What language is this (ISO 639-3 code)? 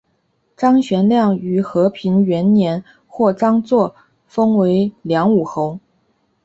zho